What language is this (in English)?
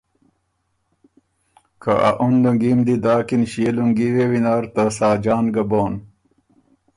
Ormuri